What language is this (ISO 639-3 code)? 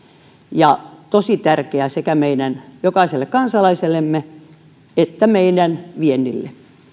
fin